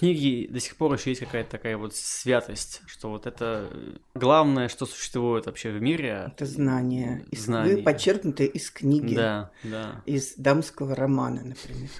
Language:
Russian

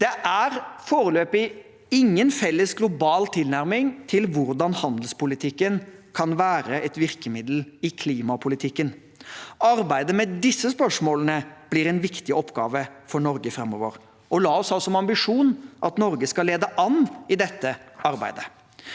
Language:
Norwegian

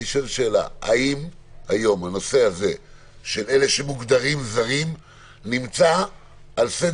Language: Hebrew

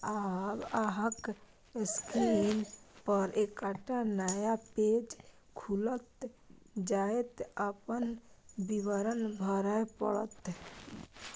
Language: Maithili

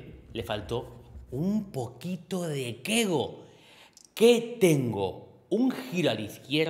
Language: Spanish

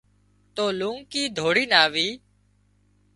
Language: Wadiyara Koli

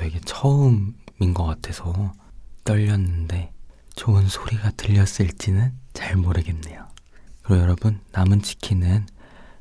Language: Korean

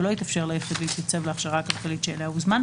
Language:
Hebrew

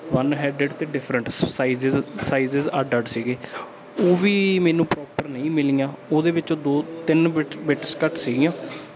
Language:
Punjabi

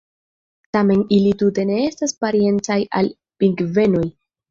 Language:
Esperanto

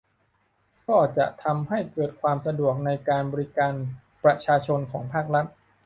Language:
Thai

